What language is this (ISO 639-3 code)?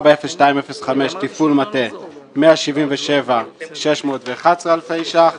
heb